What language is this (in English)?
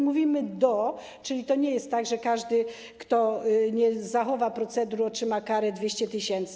Polish